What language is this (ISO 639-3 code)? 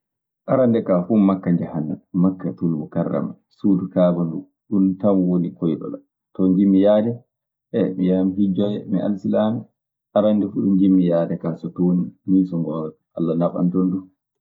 ffm